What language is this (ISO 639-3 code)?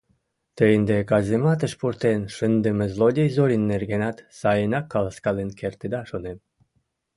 chm